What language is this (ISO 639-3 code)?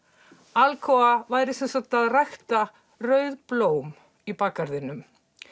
isl